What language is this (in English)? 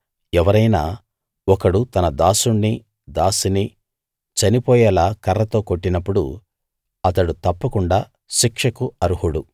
Telugu